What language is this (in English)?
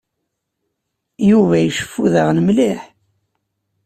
Kabyle